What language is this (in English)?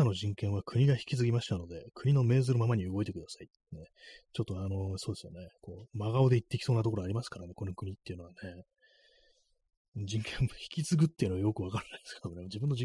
Japanese